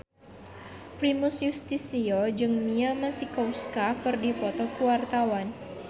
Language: Sundanese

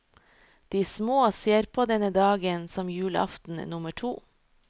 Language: Norwegian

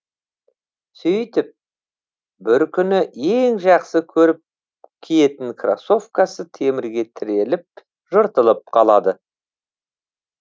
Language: Kazakh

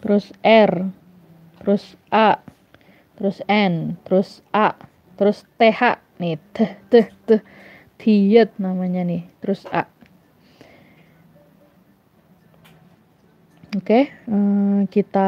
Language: Indonesian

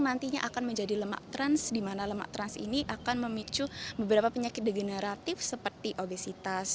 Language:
Indonesian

